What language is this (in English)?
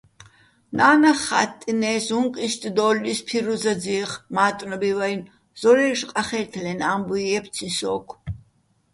Bats